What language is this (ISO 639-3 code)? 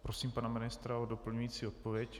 ces